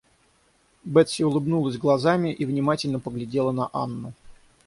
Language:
Russian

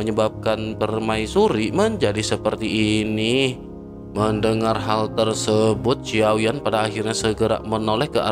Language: Indonesian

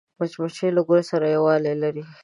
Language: Pashto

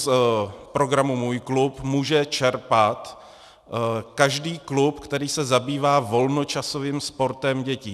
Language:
Czech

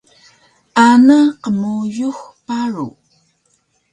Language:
Taroko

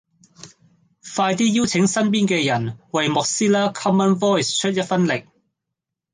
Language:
Cantonese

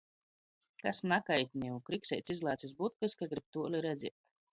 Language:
Latgalian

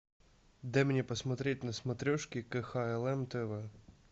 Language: Russian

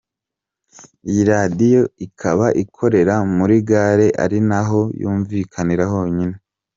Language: Kinyarwanda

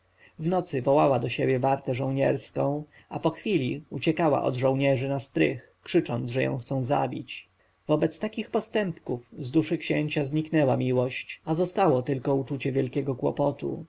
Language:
Polish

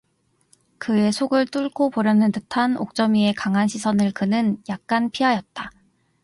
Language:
Korean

